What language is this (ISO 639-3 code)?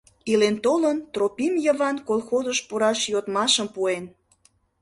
chm